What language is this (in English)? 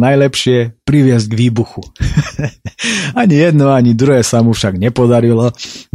Slovak